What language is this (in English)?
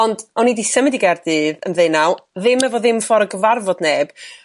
Welsh